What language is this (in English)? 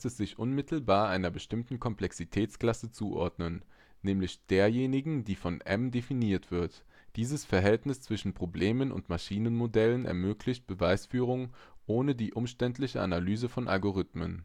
German